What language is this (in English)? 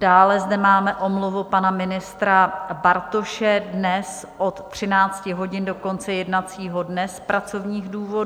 Czech